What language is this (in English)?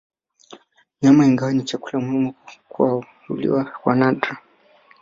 Swahili